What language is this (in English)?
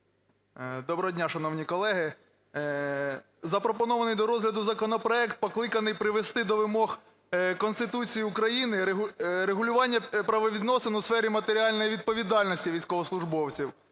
Ukrainian